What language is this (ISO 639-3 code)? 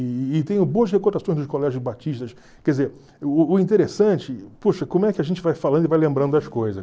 por